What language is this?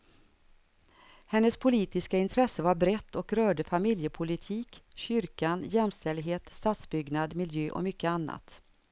Swedish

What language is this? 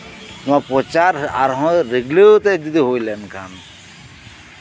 Santali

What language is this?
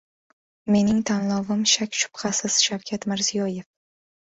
Uzbek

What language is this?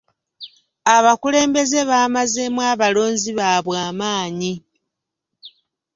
Ganda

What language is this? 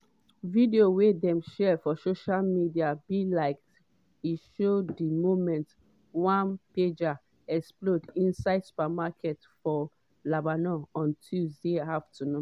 Nigerian Pidgin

